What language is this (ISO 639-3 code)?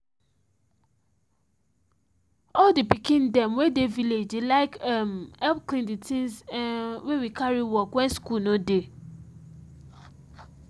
pcm